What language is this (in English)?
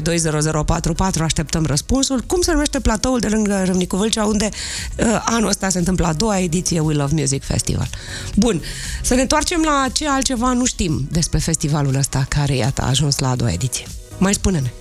Romanian